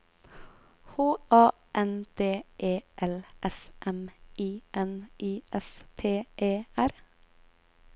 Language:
Norwegian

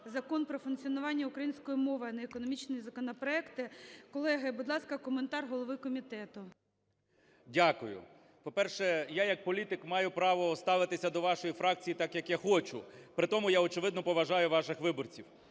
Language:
Ukrainian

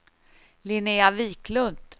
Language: Swedish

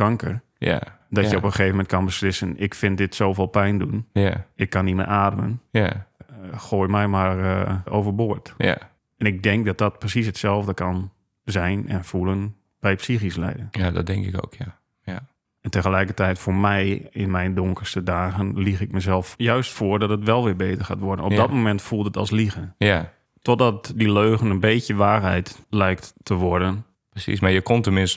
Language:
Dutch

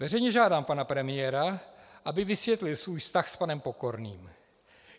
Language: Czech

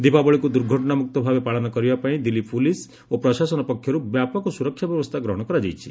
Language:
Odia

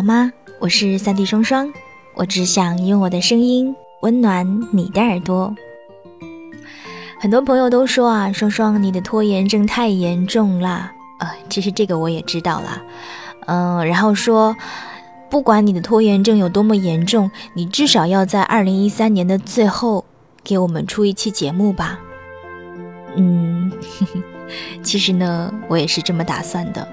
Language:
Chinese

